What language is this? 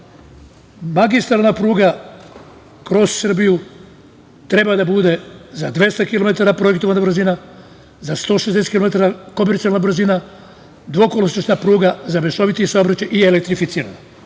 Serbian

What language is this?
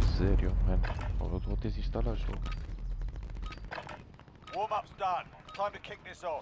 Romanian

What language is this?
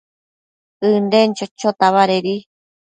Matsés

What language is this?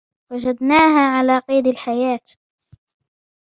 Arabic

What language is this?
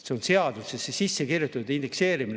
Estonian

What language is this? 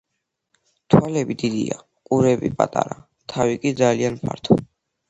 Georgian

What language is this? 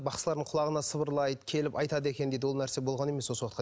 Kazakh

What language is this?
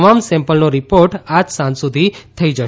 Gujarati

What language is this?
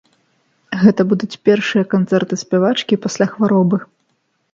Belarusian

